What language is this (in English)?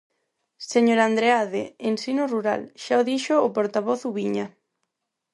Galician